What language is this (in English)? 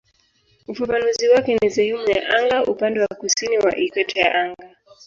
Swahili